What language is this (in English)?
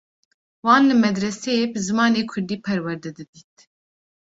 Kurdish